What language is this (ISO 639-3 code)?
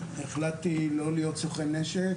heb